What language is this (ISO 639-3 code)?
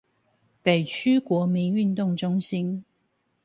zho